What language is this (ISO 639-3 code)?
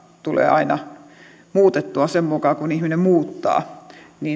fin